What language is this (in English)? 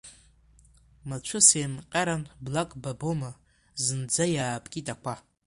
Abkhazian